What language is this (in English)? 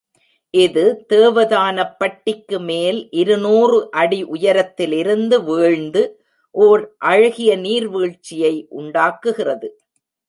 Tamil